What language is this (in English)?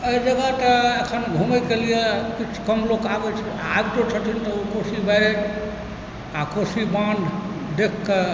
Maithili